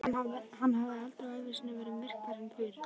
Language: Icelandic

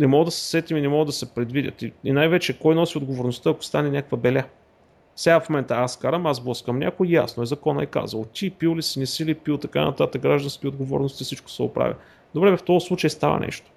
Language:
Bulgarian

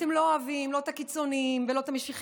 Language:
Hebrew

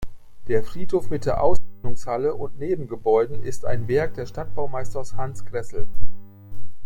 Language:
German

